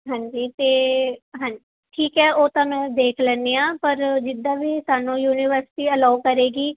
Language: Punjabi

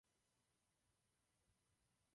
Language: Czech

